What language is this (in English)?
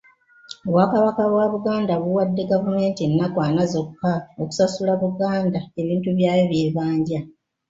Ganda